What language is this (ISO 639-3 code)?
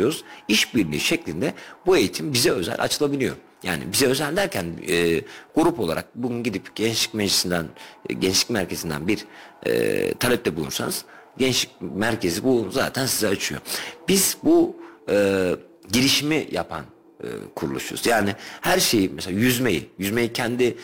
tur